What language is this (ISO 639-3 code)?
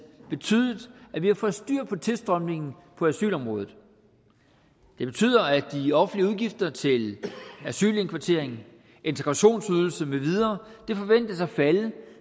dan